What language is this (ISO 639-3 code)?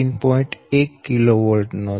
guj